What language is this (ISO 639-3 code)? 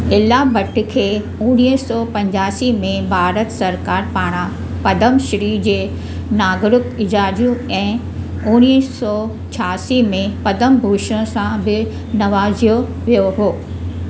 snd